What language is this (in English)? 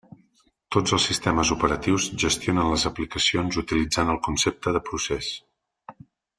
Catalan